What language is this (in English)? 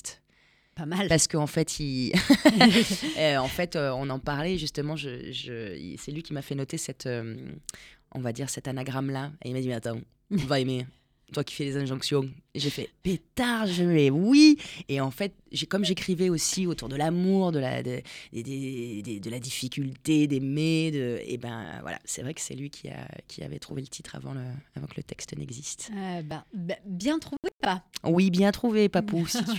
French